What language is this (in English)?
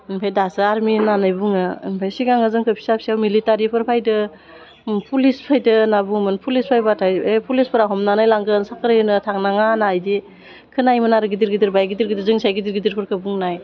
Bodo